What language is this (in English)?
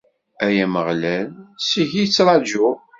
Kabyle